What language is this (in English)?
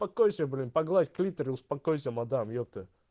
Russian